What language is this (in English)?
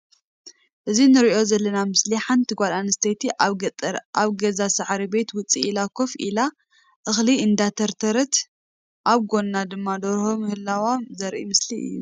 Tigrinya